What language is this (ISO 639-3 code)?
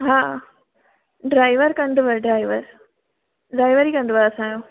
snd